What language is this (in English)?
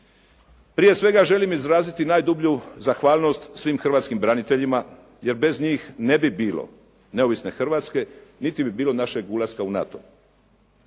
Croatian